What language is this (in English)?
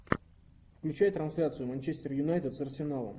Russian